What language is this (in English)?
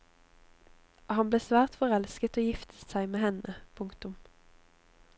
Norwegian